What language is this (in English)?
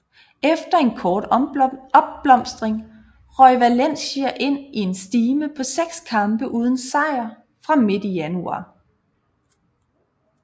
Danish